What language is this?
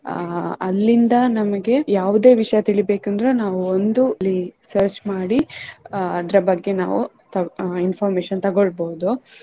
Kannada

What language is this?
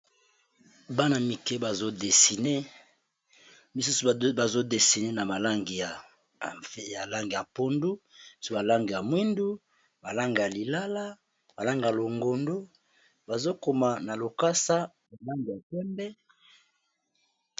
Lingala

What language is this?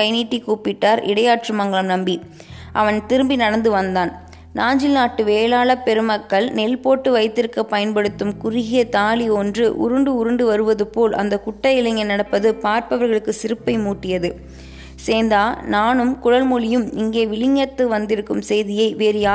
Tamil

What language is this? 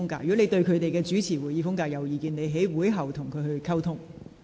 Cantonese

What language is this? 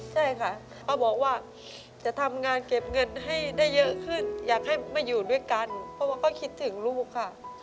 Thai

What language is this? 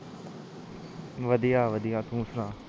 Punjabi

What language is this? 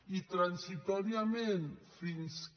Catalan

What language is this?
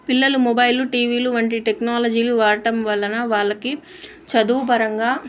Telugu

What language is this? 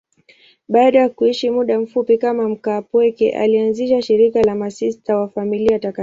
Swahili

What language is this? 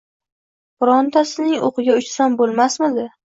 Uzbek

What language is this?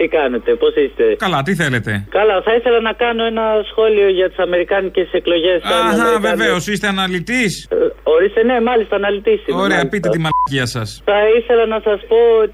Greek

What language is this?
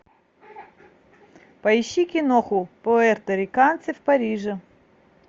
Russian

